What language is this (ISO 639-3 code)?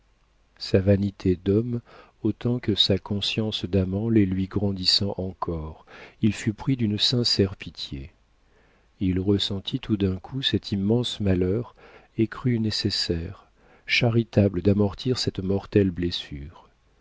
fra